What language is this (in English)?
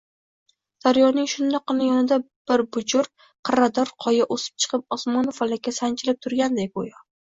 Uzbek